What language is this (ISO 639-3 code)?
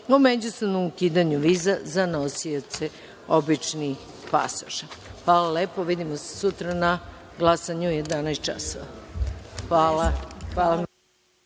srp